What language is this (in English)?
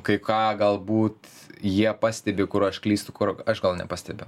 Lithuanian